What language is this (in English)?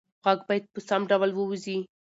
Pashto